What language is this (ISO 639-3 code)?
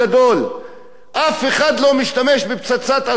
heb